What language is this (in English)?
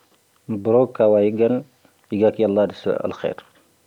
Tahaggart Tamahaq